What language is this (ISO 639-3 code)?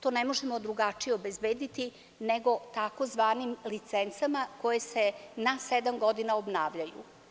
srp